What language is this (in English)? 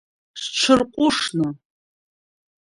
Abkhazian